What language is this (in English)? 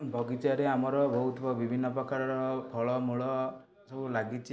Odia